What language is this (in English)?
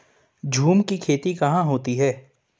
Hindi